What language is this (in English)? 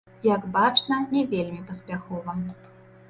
Belarusian